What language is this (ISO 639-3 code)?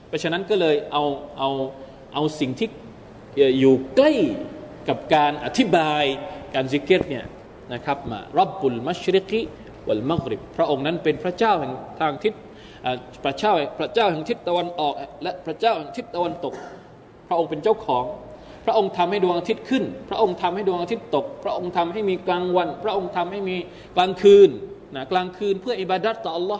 tha